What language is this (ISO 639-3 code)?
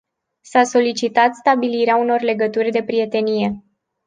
ron